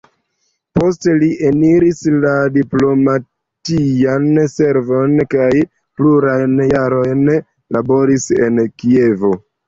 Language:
Esperanto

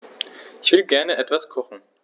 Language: German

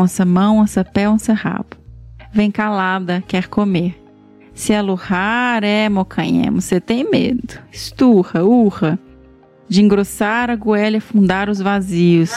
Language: Portuguese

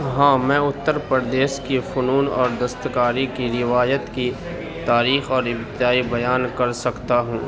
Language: Urdu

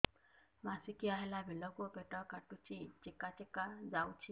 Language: Odia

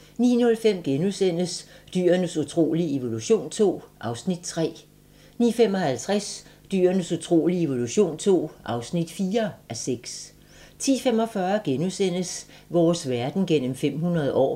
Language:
Danish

